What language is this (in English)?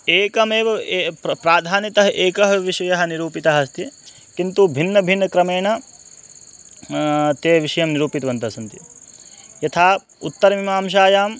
Sanskrit